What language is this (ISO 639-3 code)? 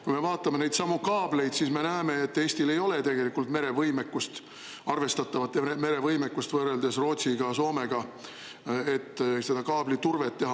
est